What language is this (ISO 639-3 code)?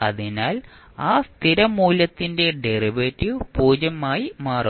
mal